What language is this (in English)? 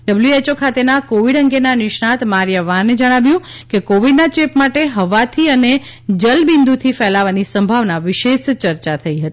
Gujarati